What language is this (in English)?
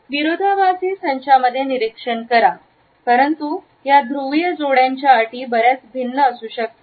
Marathi